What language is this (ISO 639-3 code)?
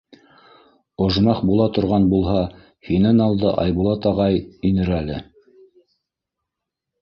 bak